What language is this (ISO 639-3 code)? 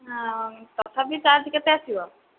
ori